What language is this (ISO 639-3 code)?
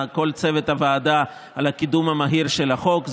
heb